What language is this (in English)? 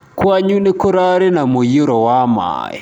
Kikuyu